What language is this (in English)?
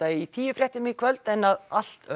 Icelandic